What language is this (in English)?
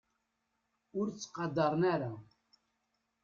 Kabyle